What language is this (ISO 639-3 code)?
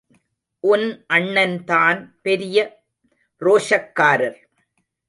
tam